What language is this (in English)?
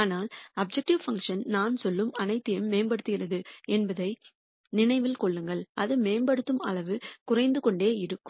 Tamil